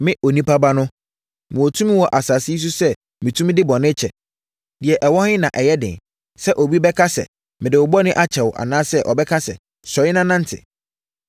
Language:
Akan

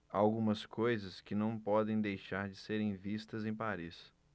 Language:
Portuguese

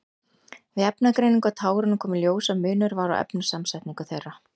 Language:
Icelandic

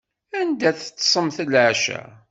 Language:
Kabyle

